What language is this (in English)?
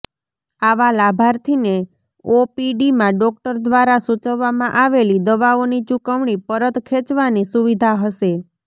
Gujarati